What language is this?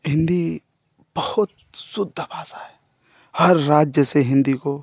Hindi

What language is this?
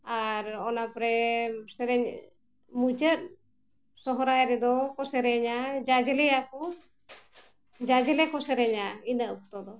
Santali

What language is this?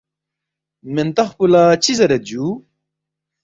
Balti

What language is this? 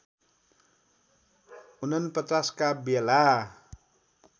Nepali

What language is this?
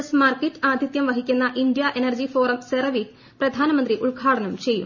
Malayalam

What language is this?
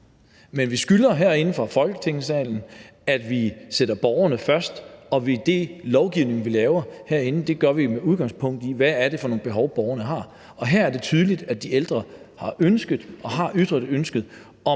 Danish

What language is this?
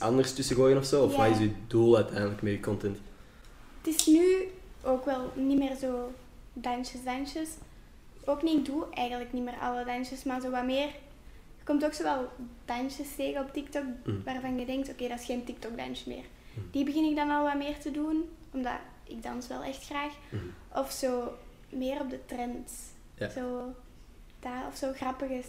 Dutch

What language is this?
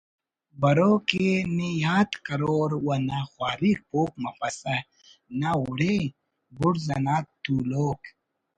Brahui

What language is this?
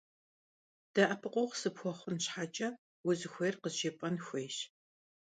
Kabardian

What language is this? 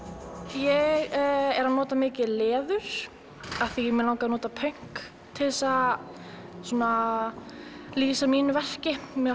Icelandic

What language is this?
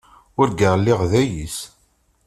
Kabyle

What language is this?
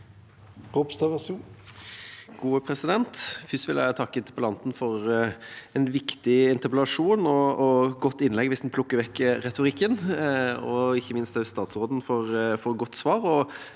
Norwegian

